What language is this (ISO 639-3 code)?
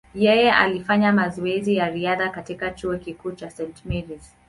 swa